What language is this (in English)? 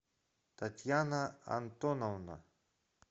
Russian